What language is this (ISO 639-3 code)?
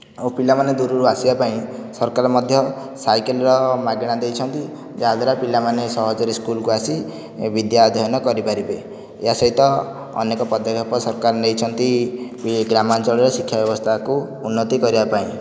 ori